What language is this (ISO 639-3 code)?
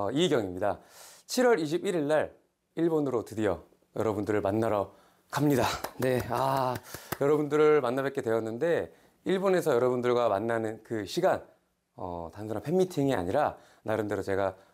kor